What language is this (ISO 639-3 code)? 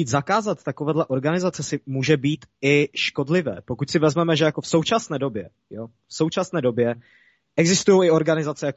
ces